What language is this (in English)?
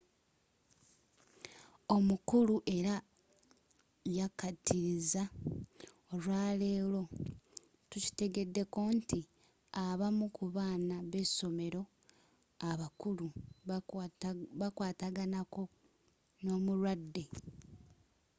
Ganda